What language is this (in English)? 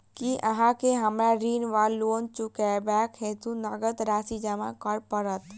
Maithili